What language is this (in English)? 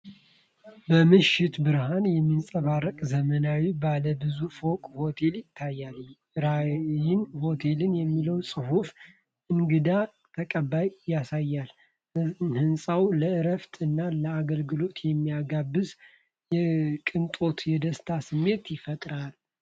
Amharic